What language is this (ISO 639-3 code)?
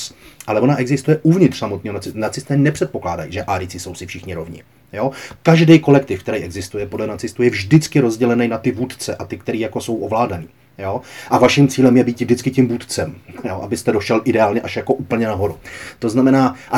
ces